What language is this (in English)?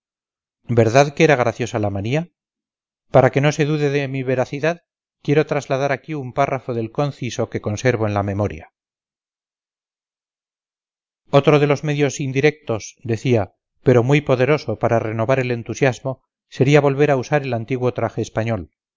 Spanish